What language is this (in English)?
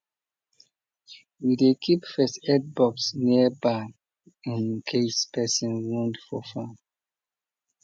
Nigerian Pidgin